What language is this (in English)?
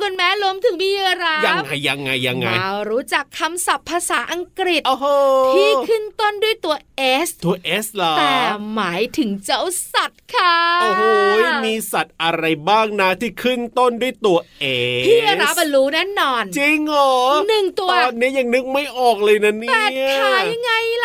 Thai